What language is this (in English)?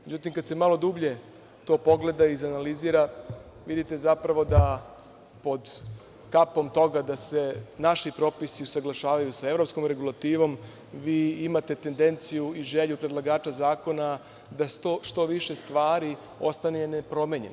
Serbian